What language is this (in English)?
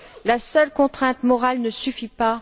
French